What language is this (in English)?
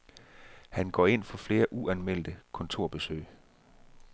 Danish